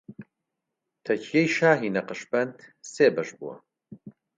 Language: Central Kurdish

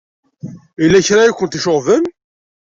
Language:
Kabyle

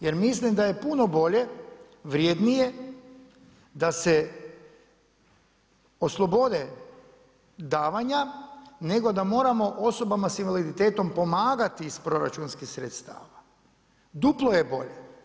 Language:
Croatian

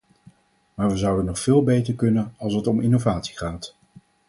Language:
Dutch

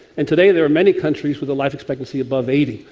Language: English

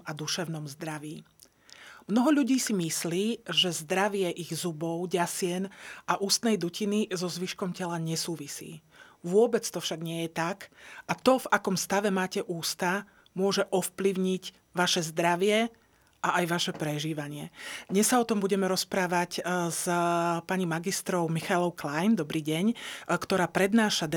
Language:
Slovak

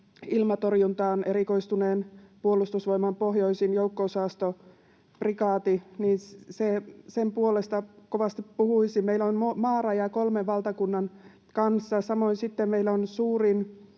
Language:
Finnish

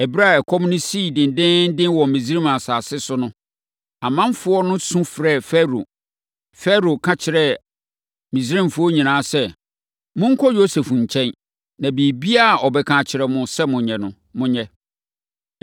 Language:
Akan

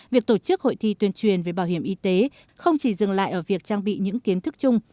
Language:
Vietnamese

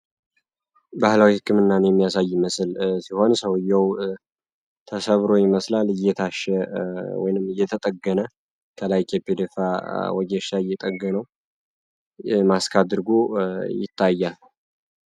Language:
Amharic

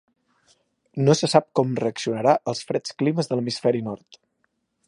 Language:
Catalan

